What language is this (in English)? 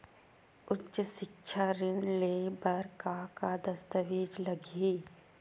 Chhattisgarhi